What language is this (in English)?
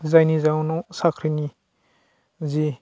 Bodo